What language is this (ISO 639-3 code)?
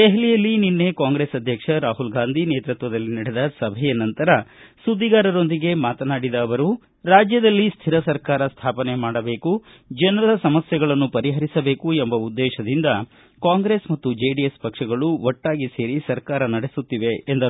kan